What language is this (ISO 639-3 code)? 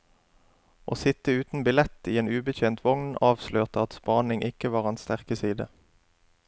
nor